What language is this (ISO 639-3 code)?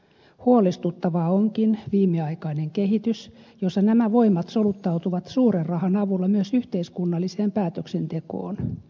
fin